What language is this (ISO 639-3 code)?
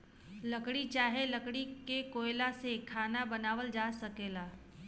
bho